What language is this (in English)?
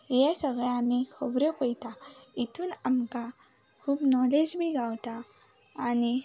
Konkani